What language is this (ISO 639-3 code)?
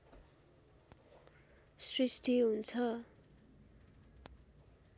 nep